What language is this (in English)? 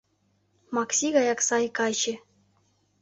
Mari